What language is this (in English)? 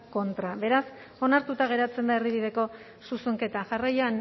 Basque